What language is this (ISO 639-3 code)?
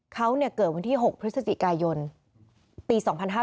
tha